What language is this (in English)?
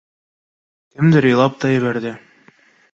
Bashkir